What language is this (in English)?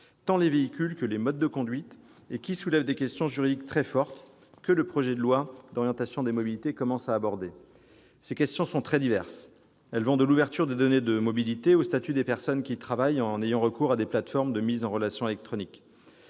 French